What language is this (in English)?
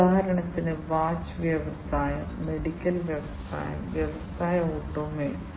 Malayalam